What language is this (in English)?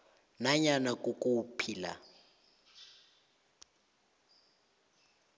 South Ndebele